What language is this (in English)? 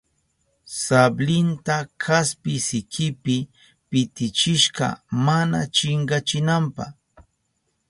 Southern Pastaza Quechua